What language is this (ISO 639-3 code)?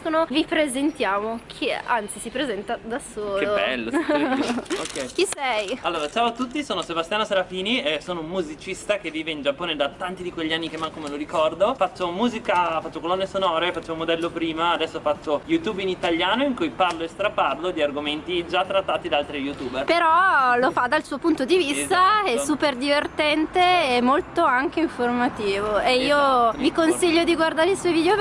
ita